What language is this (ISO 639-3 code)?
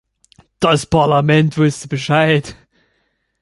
deu